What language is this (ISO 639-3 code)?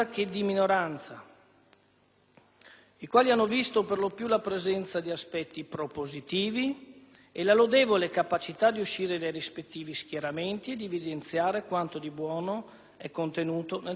ita